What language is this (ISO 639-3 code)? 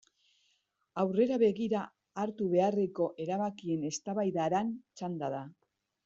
eus